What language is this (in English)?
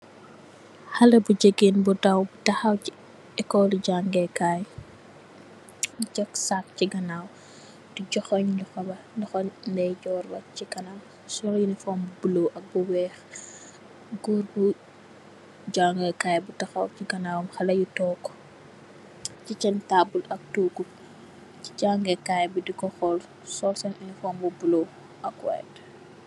Wolof